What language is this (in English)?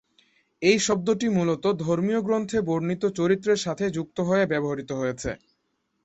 Bangla